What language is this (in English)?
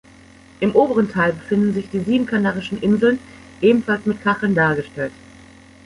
German